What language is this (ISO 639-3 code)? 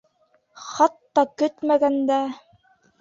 bak